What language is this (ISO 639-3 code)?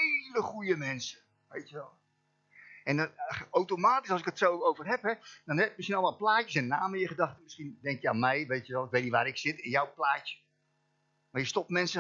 nld